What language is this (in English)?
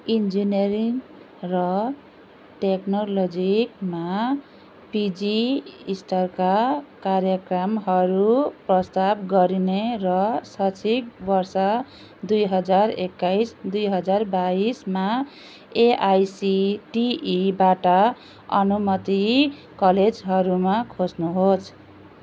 Nepali